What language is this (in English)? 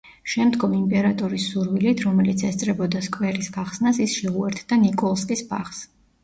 Georgian